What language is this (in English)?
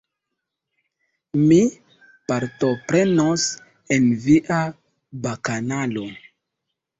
Esperanto